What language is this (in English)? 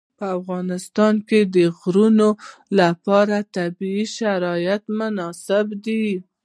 Pashto